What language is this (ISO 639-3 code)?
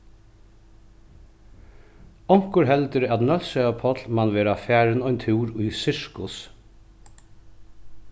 fao